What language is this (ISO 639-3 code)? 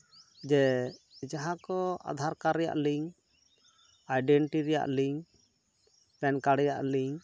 sat